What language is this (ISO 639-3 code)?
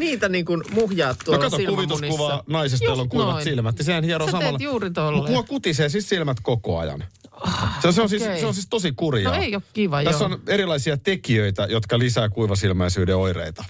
fin